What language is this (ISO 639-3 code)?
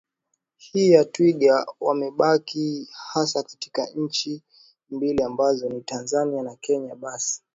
swa